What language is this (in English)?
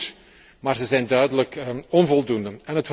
Dutch